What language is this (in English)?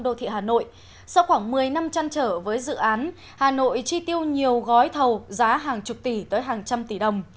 Vietnamese